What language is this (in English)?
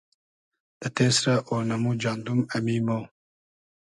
Hazaragi